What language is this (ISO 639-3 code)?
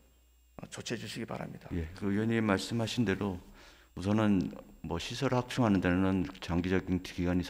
kor